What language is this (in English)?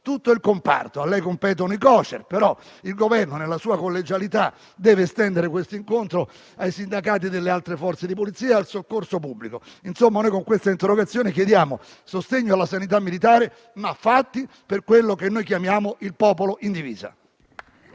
Italian